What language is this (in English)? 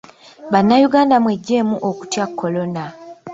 Ganda